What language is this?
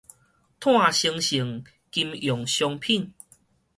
Min Nan Chinese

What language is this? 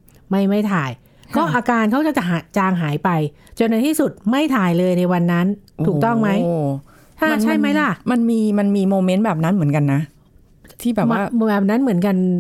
Thai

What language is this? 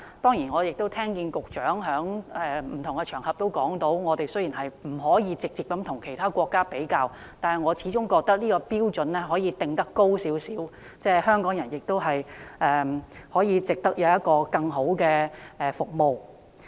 Cantonese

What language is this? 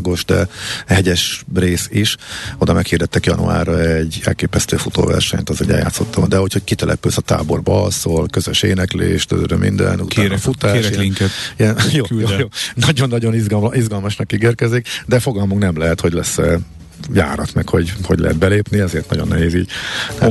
Hungarian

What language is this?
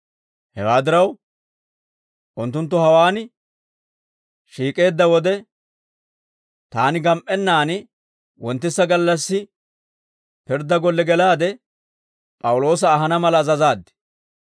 Dawro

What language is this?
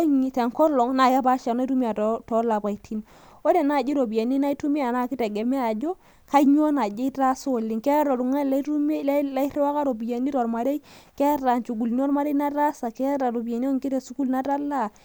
Masai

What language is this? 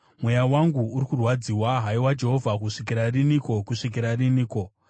Shona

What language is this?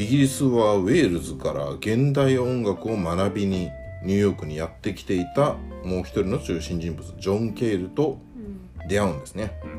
Japanese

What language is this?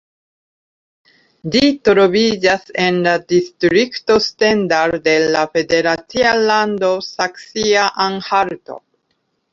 Esperanto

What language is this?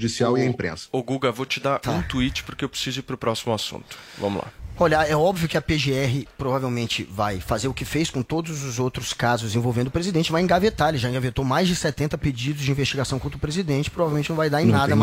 Portuguese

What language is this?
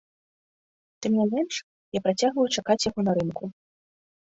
Belarusian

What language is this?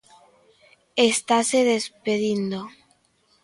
Galician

